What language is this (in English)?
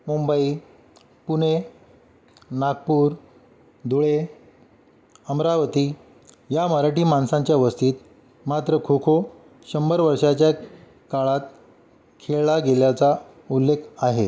Marathi